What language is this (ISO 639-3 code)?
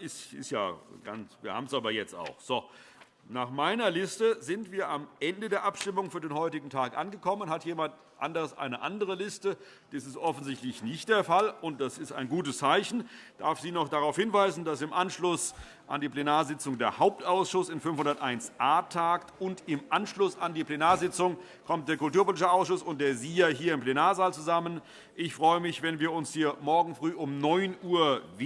deu